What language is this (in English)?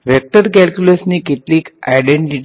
Gujarati